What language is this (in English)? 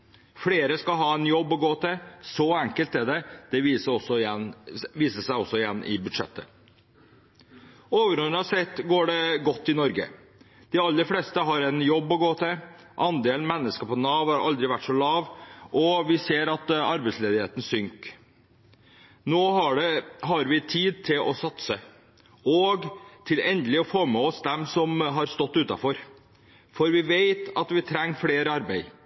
Norwegian Bokmål